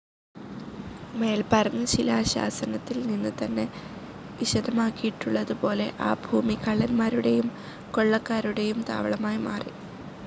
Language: Malayalam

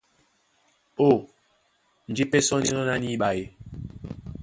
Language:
Duala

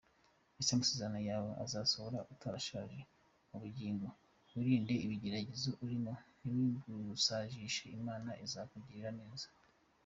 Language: Kinyarwanda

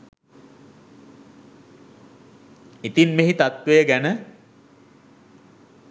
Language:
Sinhala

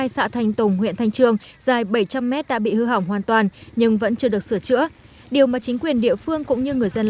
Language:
Vietnamese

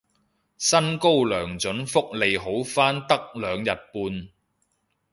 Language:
Cantonese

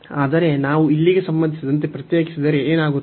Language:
Kannada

